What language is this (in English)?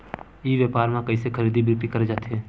Chhattisgarhi